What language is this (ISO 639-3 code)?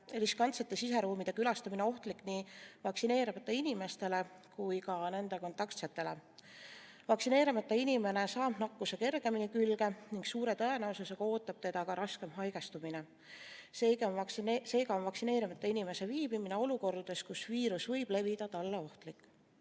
est